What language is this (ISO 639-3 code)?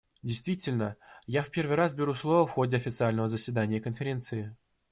rus